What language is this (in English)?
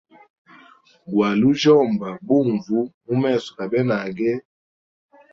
Hemba